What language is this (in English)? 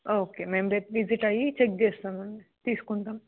Telugu